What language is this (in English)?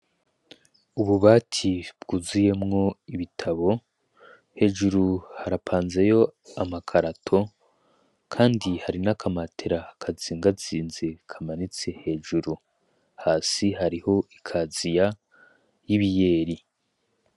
Rundi